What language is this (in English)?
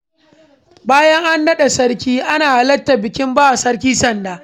Hausa